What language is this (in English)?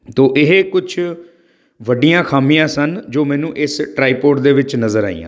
Punjabi